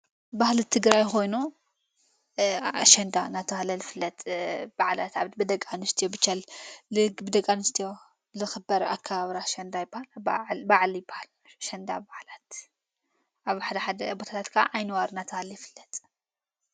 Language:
Tigrinya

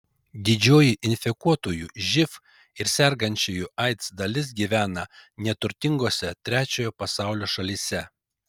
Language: Lithuanian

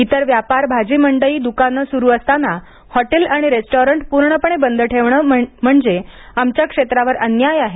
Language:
Marathi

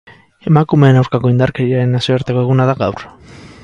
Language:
Basque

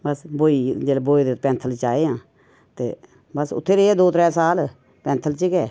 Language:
Dogri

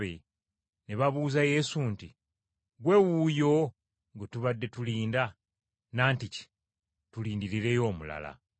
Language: Ganda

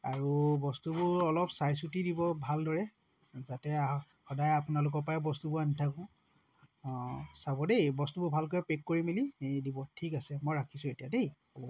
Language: Assamese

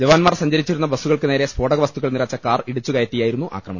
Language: Malayalam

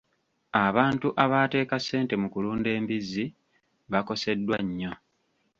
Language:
Ganda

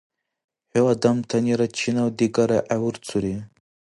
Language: Dargwa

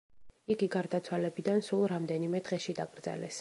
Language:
Georgian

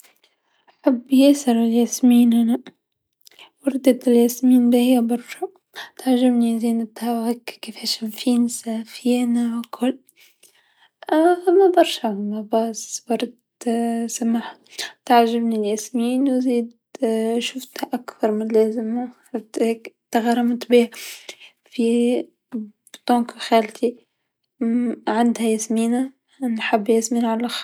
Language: Tunisian Arabic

